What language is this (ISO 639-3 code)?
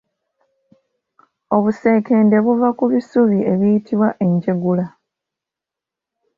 lug